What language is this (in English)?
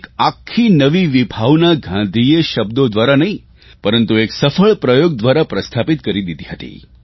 Gujarati